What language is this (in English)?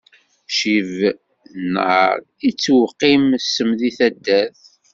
Kabyle